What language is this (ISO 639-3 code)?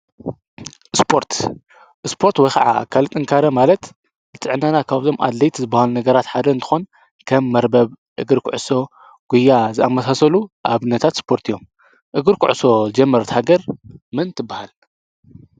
tir